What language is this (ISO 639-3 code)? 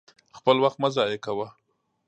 pus